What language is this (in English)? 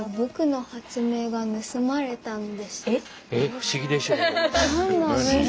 Japanese